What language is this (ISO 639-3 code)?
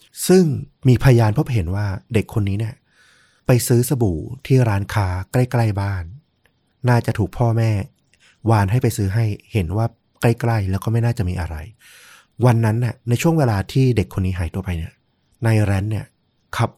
tha